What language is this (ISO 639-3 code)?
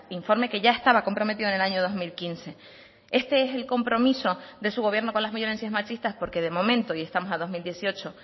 spa